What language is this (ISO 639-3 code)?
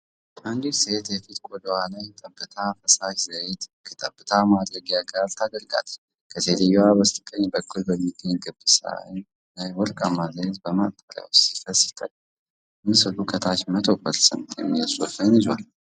amh